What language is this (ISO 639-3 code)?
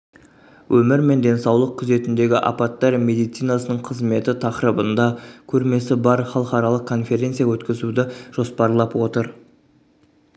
kaz